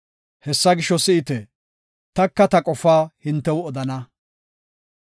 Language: Gofa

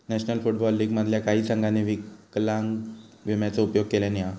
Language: Marathi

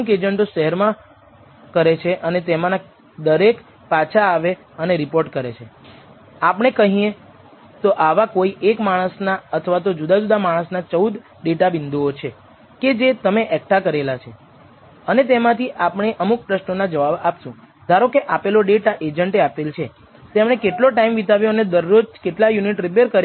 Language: Gujarati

